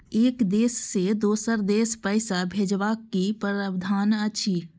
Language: Maithili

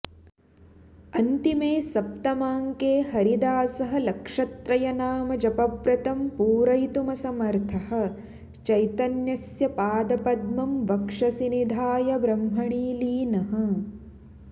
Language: Sanskrit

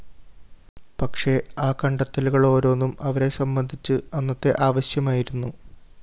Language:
Malayalam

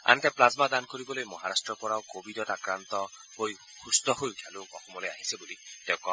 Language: Assamese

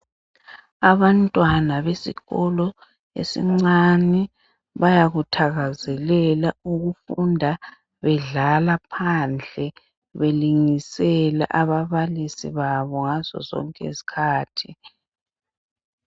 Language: North Ndebele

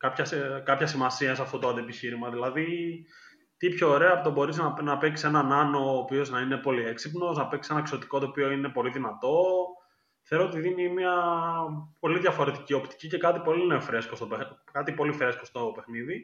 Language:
Greek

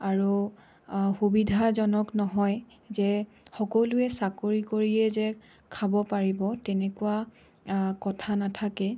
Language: Assamese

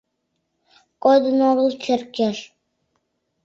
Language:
Mari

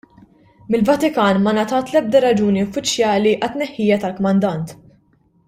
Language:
Maltese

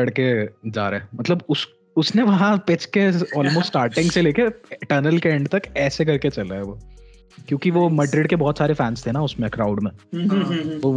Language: Hindi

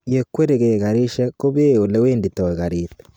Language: Kalenjin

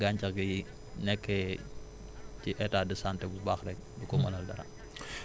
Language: Wolof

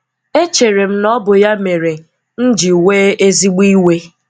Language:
Igbo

